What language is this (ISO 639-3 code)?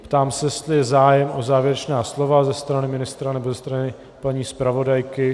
ces